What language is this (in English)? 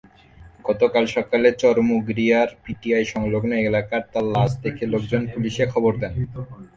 Bangla